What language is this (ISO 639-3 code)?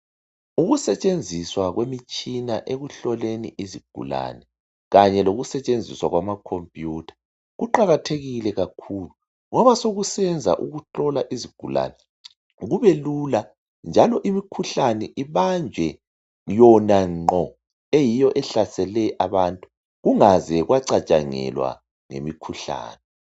nde